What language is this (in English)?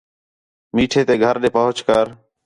Khetrani